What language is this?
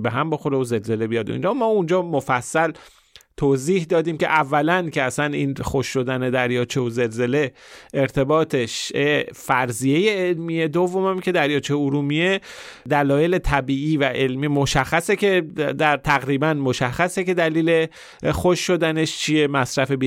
Persian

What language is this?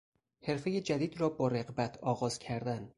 Persian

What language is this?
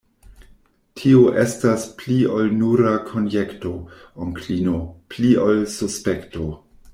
Esperanto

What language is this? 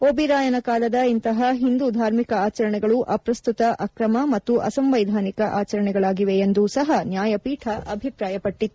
Kannada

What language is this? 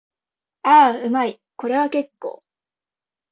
Japanese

